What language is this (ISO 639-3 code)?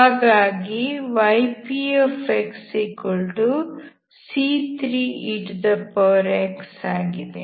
kan